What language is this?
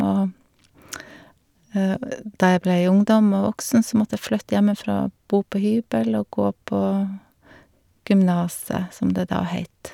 Norwegian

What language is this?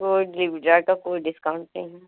Hindi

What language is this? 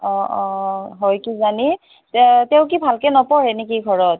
Assamese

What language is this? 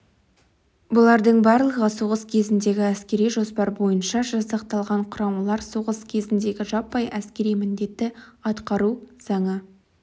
Kazakh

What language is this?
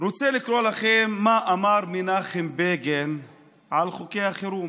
Hebrew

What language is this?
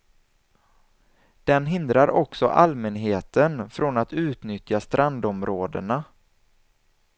Swedish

